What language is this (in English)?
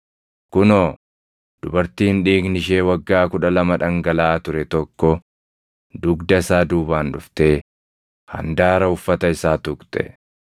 Oromo